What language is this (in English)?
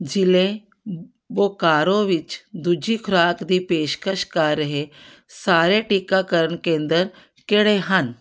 Punjabi